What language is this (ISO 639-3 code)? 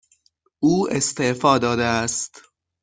fas